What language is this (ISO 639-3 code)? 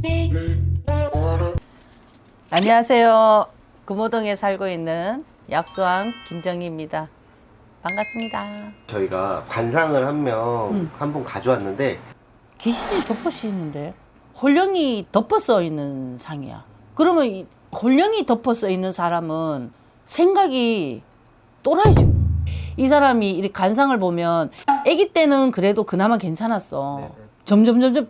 kor